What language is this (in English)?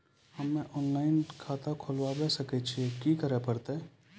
Maithili